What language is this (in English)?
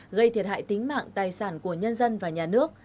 Vietnamese